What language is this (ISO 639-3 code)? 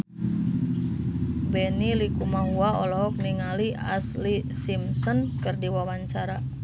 sun